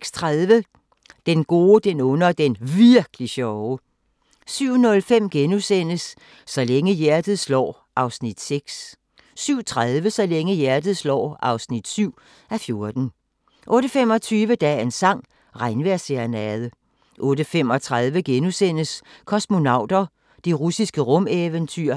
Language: Danish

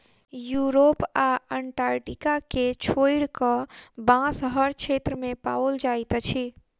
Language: Maithili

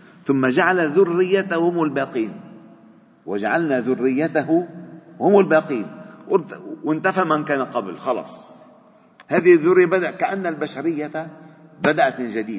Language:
Arabic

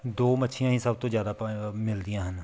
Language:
Punjabi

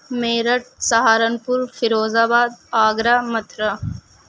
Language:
Urdu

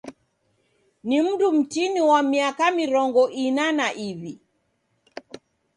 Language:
Taita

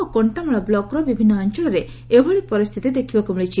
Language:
Odia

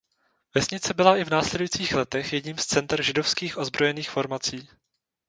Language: Czech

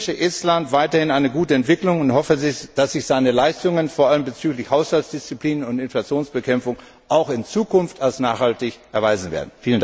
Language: German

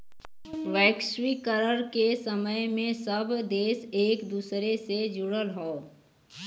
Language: Bhojpuri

